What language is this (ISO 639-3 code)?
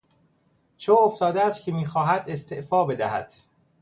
fas